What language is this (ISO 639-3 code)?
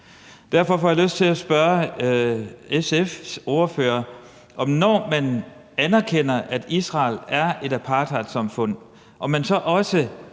dan